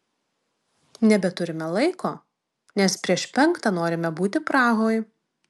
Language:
Lithuanian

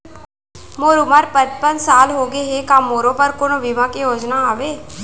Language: Chhattisgarhi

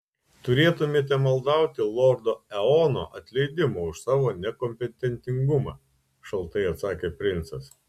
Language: Lithuanian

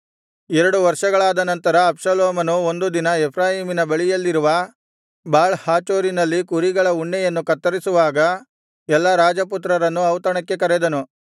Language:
Kannada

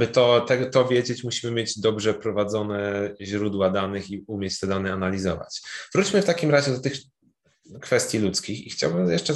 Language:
Polish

